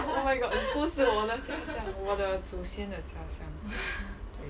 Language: English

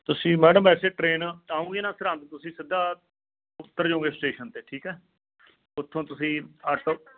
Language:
Punjabi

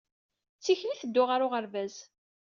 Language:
Kabyle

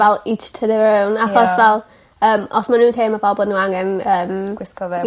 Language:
Welsh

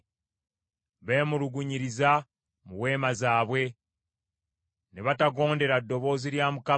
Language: Ganda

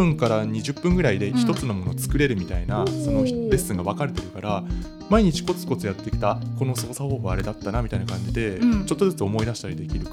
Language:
Japanese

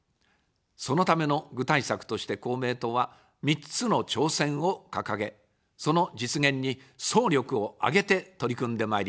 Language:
Japanese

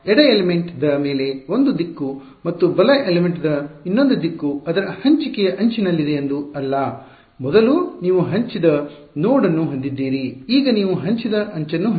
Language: Kannada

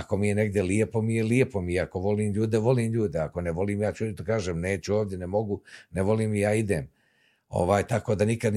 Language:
Croatian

